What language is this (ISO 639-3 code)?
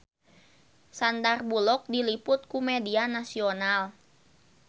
sun